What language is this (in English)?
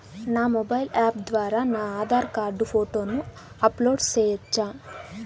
Telugu